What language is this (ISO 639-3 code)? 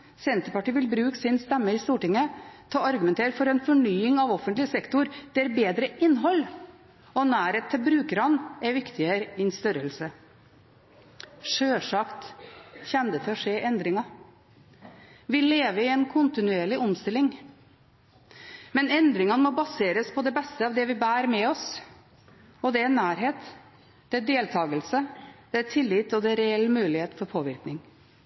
nob